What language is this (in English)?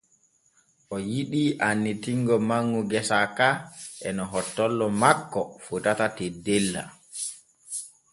Borgu Fulfulde